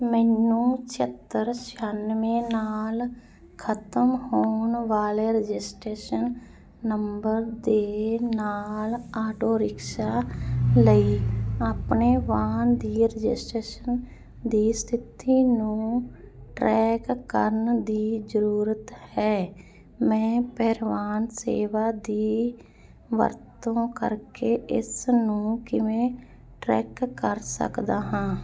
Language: Punjabi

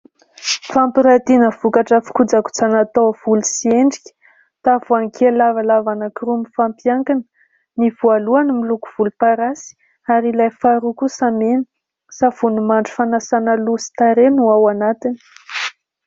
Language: Malagasy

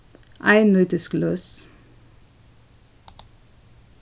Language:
Faroese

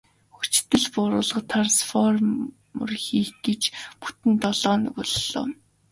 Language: Mongolian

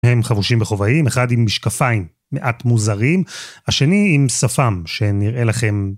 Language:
Hebrew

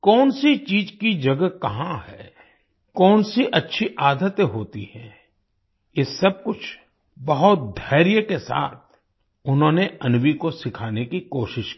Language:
Hindi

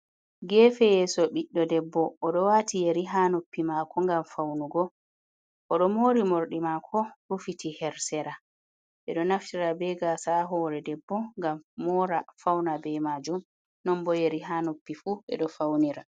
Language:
Fula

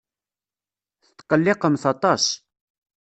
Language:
Kabyle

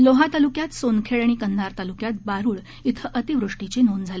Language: Marathi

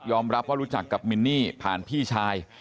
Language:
Thai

